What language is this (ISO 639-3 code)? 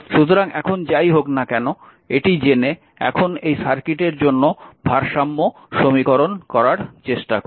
ben